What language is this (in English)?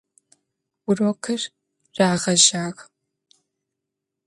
Adyghe